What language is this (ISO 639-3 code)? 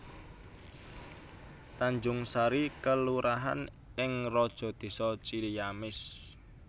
jav